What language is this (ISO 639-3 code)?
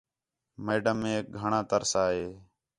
xhe